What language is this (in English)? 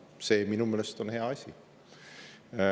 Estonian